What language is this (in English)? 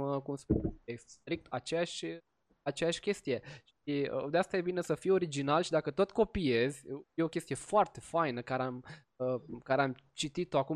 Romanian